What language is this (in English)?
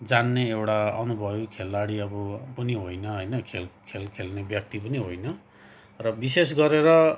Nepali